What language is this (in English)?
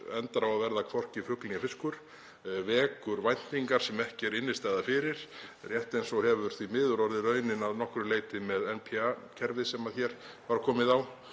Icelandic